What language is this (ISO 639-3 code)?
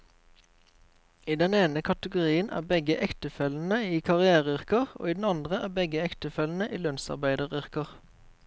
nor